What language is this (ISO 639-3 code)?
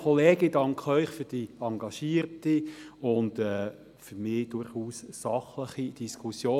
gsw